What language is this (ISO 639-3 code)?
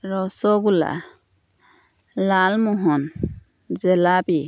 asm